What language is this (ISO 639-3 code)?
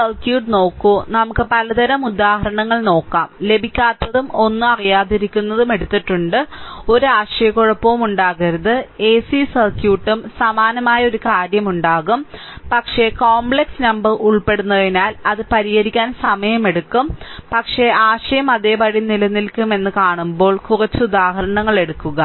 mal